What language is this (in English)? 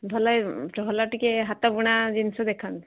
Odia